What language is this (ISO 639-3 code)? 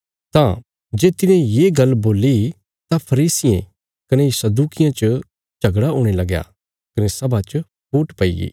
kfs